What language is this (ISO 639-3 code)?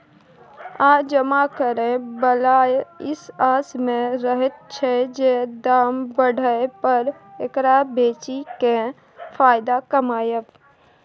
mai